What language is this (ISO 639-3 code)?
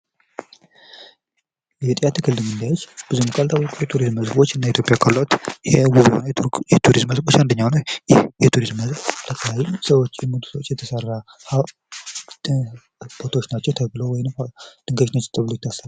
amh